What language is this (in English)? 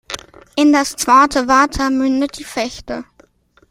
German